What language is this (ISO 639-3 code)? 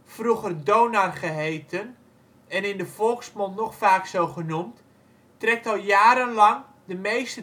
nld